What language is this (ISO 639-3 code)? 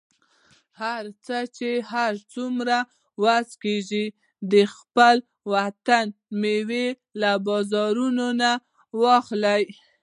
pus